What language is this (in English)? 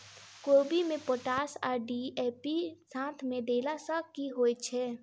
Maithili